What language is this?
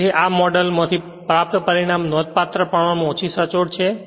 Gujarati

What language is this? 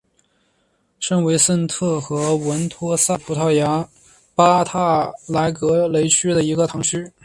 Chinese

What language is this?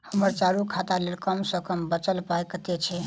Maithili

